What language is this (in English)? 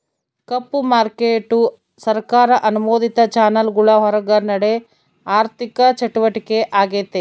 Kannada